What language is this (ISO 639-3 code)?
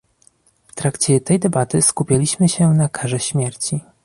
pol